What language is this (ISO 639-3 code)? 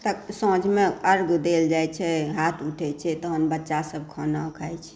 mai